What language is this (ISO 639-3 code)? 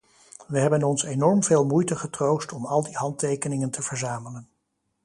nld